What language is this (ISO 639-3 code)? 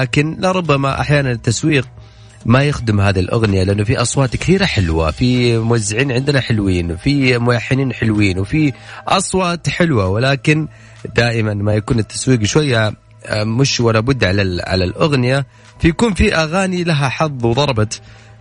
ara